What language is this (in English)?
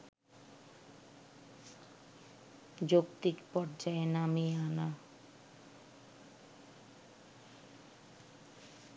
Bangla